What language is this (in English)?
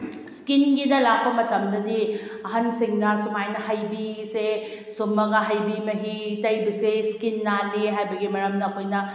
Manipuri